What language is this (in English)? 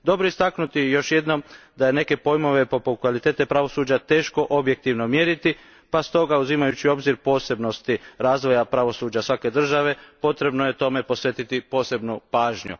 Croatian